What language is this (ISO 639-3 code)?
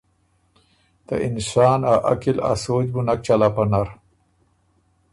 oru